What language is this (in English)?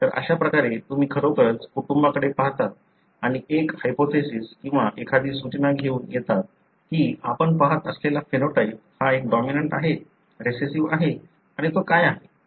Marathi